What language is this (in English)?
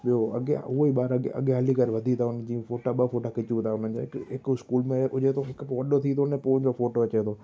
Sindhi